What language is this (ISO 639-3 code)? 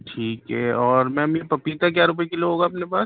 urd